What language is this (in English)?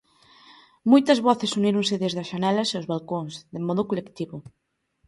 Galician